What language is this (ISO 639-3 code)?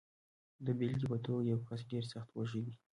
pus